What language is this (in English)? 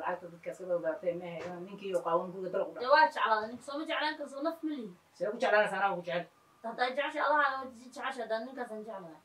Arabic